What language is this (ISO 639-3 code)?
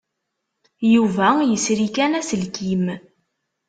kab